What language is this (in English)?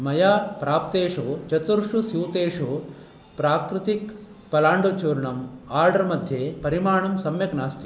Sanskrit